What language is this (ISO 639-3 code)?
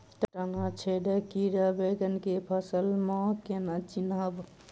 mai